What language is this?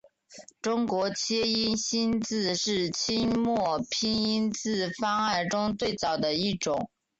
Chinese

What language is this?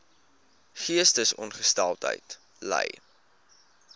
Afrikaans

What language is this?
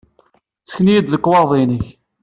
Kabyle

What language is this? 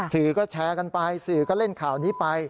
Thai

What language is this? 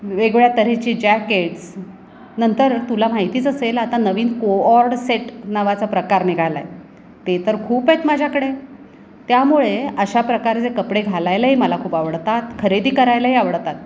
Marathi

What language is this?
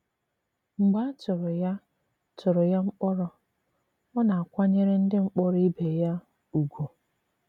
Igbo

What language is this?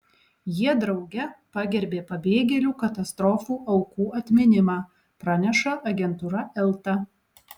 Lithuanian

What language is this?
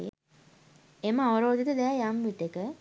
Sinhala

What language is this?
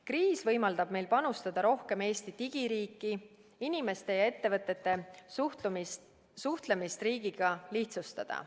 Estonian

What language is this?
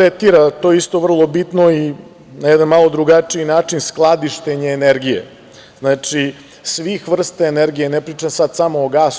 Serbian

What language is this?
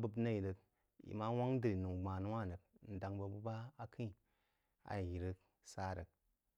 Jiba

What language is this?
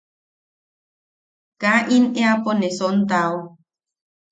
Yaqui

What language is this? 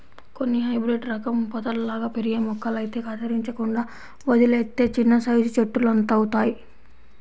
Telugu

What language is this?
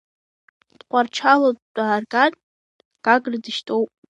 Abkhazian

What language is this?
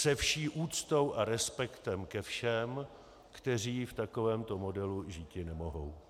Czech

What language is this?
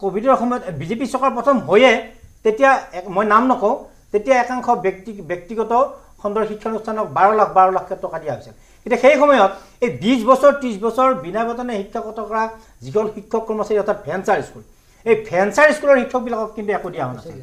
Bangla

